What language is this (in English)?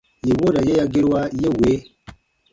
Baatonum